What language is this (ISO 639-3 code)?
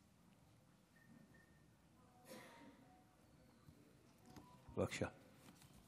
heb